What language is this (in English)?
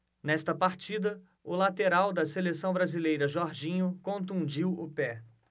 Portuguese